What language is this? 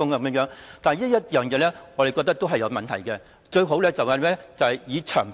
Cantonese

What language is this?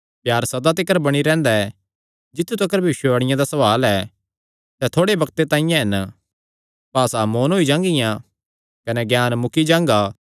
Kangri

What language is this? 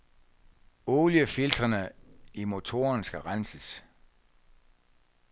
Danish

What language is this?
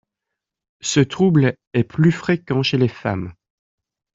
French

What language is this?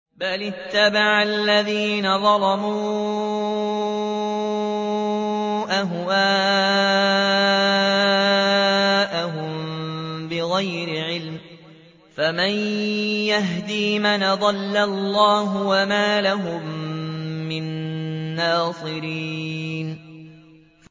Arabic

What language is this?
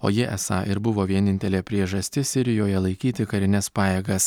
Lithuanian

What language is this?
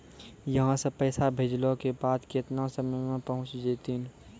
Maithili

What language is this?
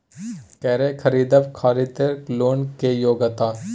Maithili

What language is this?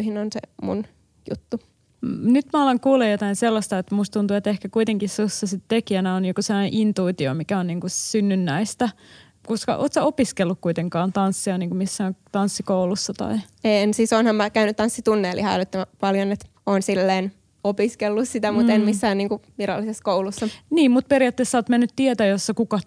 Finnish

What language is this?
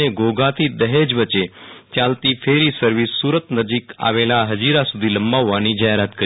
Gujarati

